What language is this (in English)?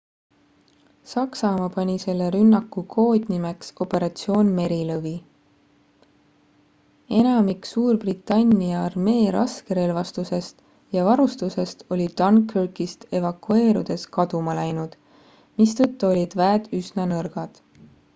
Estonian